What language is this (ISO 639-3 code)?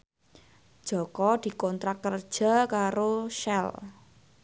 jav